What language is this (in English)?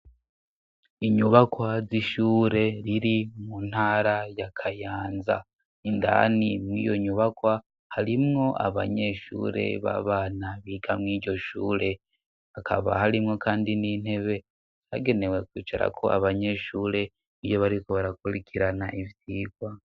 Rundi